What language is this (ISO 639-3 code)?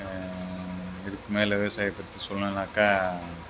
tam